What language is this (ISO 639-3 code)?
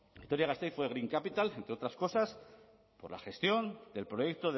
spa